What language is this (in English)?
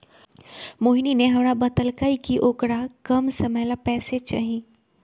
Magahi